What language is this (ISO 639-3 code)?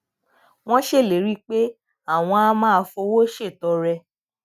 yor